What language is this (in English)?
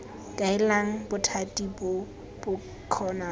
Tswana